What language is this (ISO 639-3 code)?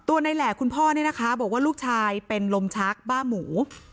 tha